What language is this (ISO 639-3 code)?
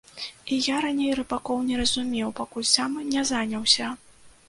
bel